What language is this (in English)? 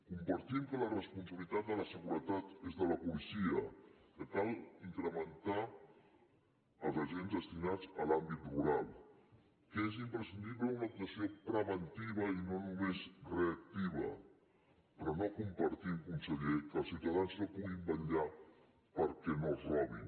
Catalan